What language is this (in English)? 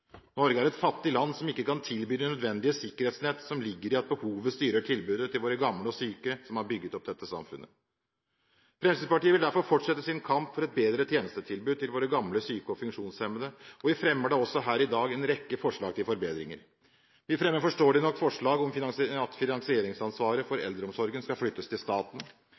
Norwegian Bokmål